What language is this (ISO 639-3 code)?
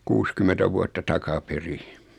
fin